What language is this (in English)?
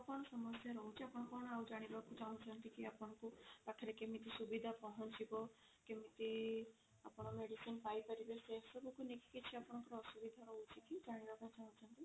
Odia